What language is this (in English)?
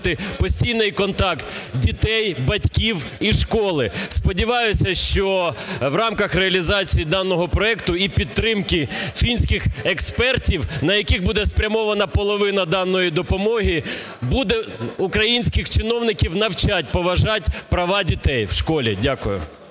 Ukrainian